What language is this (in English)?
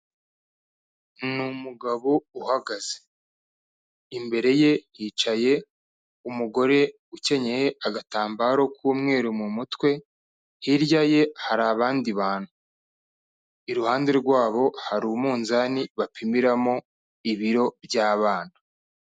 Kinyarwanda